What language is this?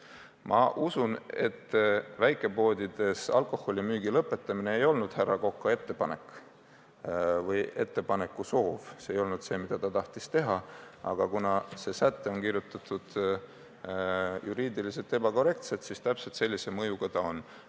Estonian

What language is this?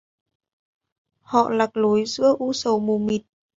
Vietnamese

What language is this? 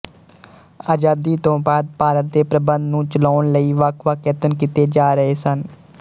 Punjabi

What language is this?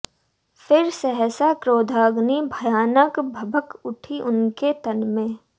Hindi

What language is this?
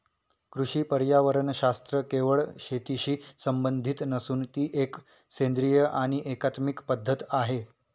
Marathi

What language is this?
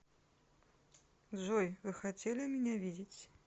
Russian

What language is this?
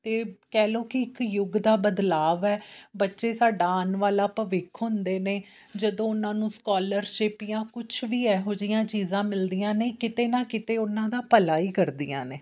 Punjabi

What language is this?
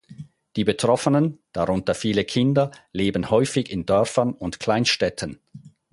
German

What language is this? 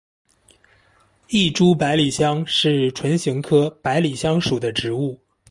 Chinese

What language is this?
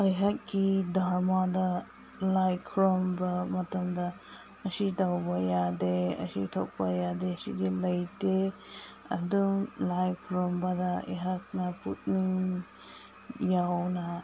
Manipuri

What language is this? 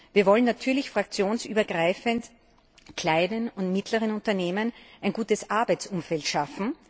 German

